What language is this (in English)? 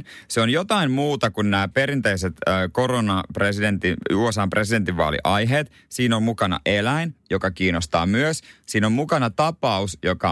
Finnish